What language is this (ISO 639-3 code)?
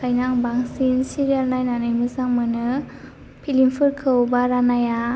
brx